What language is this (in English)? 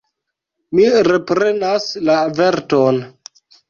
Esperanto